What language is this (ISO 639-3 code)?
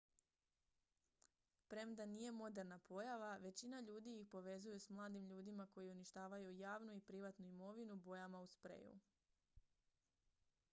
hrv